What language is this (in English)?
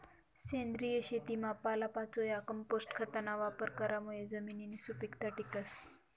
Marathi